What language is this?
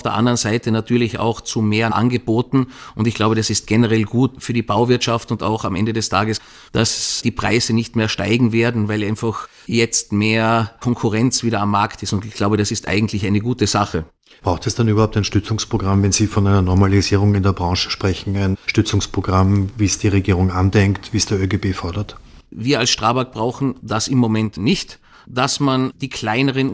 German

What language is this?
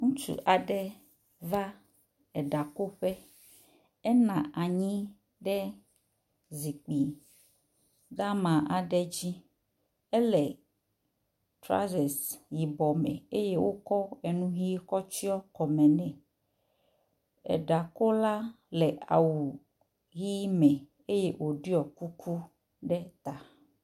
Ewe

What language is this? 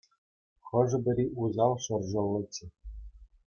Chuvash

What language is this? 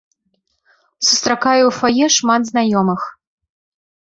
Belarusian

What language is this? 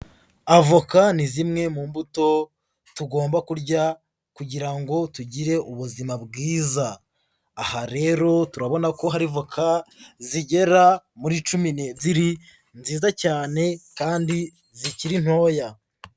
Kinyarwanda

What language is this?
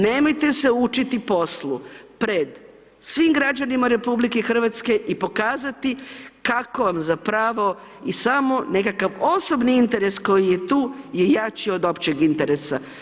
Croatian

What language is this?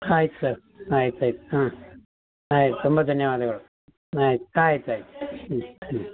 Kannada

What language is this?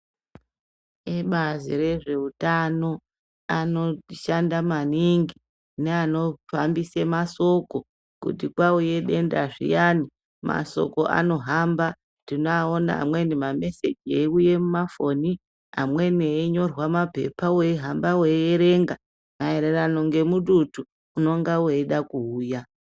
Ndau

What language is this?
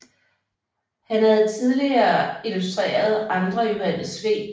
Danish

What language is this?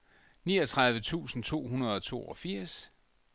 Danish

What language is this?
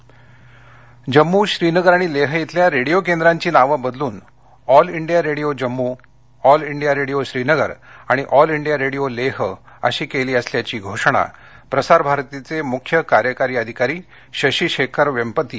Marathi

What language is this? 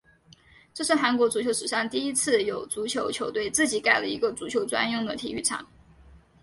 Chinese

